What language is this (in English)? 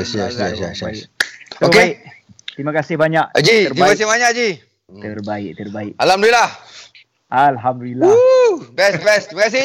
Malay